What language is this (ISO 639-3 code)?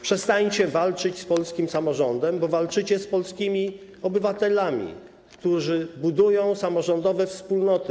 pol